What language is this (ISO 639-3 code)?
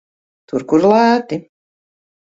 lav